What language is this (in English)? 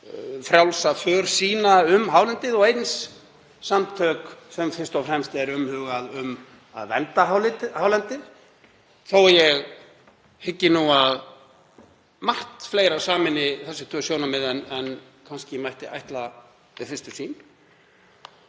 Icelandic